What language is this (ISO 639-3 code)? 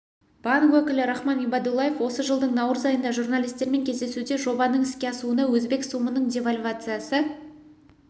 kaz